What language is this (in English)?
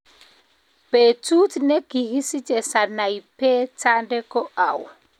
Kalenjin